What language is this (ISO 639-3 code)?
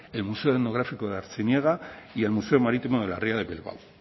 spa